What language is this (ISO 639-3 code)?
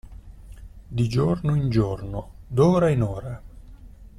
ita